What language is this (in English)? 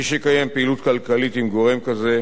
Hebrew